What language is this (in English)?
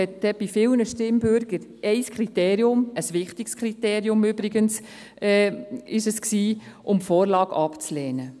Swiss German